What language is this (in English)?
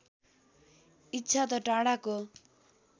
Nepali